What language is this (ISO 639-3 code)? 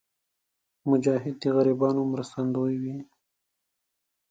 pus